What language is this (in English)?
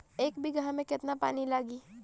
Bhojpuri